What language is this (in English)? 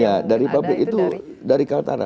Indonesian